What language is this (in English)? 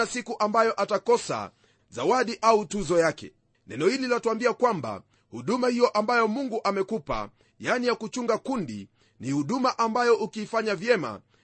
Swahili